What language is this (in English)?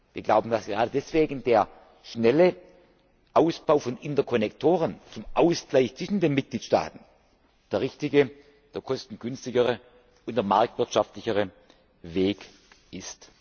German